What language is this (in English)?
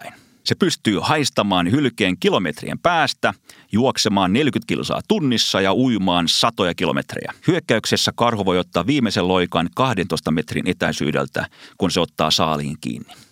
Finnish